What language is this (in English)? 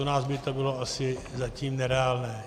Czech